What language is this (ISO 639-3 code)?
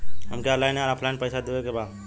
bho